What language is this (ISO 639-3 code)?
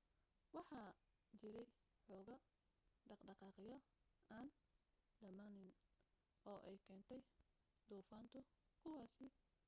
som